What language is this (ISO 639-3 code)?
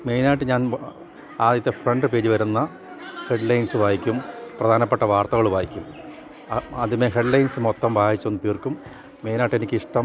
mal